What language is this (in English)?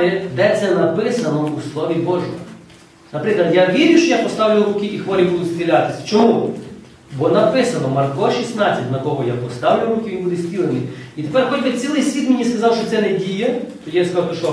Ukrainian